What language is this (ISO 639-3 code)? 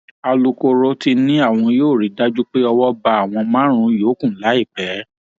yor